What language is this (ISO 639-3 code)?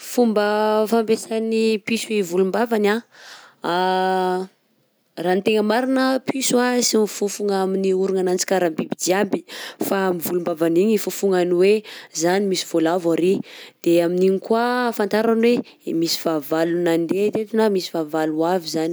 bzc